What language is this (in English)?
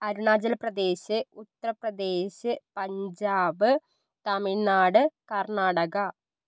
Malayalam